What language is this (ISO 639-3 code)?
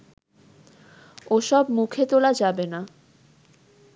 ben